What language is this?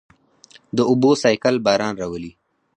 Pashto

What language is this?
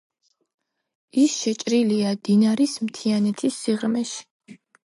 Georgian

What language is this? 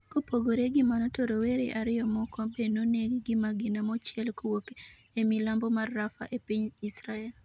Luo (Kenya and Tanzania)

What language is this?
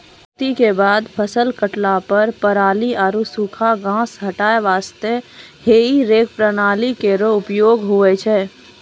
Maithili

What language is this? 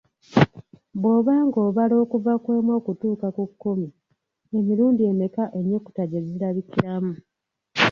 Ganda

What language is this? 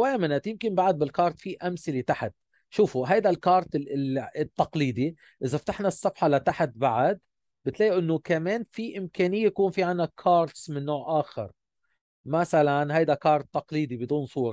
Arabic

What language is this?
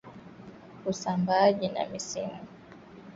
Swahili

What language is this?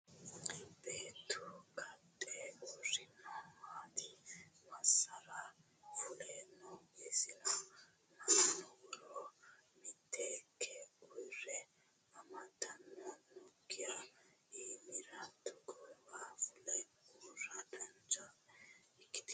Sidamo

